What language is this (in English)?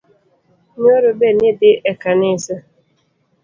Luo (Kenya and Tanzania)